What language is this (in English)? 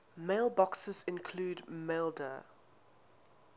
English